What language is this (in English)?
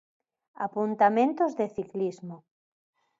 Galician